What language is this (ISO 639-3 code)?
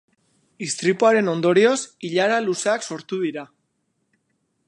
eus